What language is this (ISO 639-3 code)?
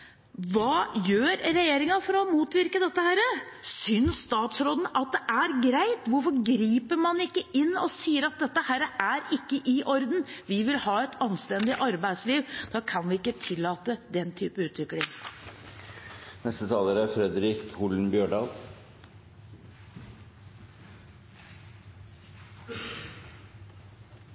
nor